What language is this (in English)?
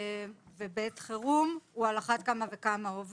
Hebrew